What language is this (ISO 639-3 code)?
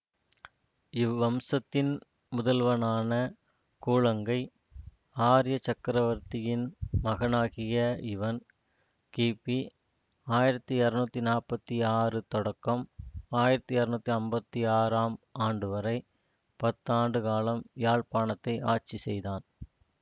tam